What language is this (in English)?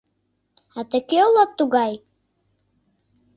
Mari